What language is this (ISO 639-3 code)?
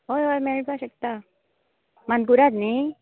kok